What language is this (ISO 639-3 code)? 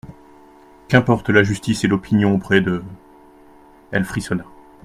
fra